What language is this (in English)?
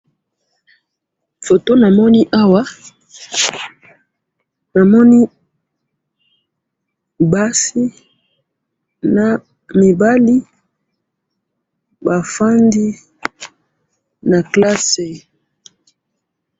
Lingala